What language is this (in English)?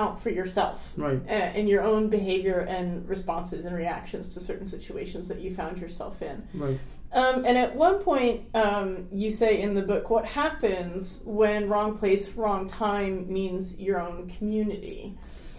English